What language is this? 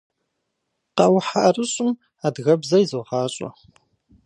Kabardian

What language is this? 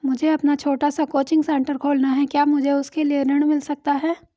Hindi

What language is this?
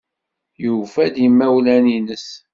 Kabyle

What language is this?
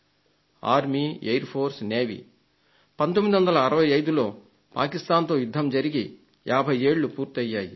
Telugu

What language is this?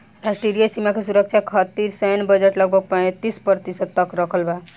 Bhojpuri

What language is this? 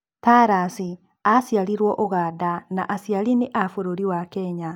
Kikuyu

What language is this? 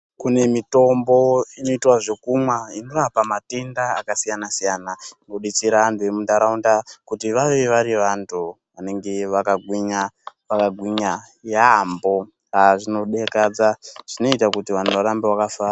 Ndau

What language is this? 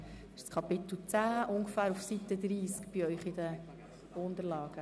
Swiss German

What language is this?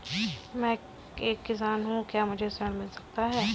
Hindi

